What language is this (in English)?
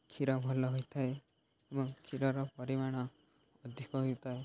Odia